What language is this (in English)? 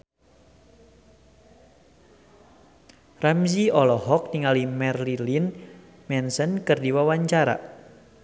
Sundanese